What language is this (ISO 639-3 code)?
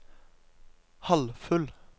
nor